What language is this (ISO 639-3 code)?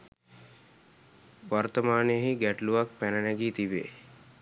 sin